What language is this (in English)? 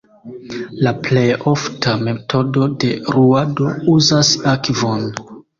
Esperanto